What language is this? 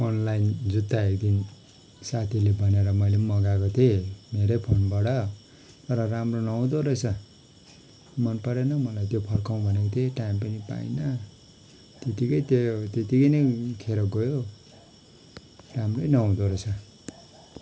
Nepali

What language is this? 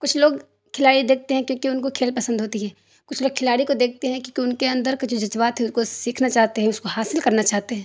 Urdu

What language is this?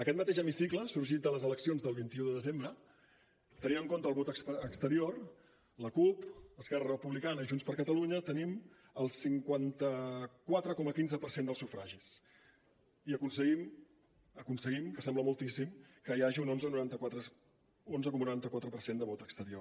Catalan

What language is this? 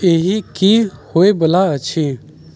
Maithili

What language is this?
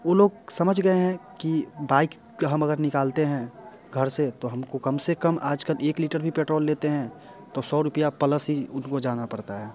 Hindi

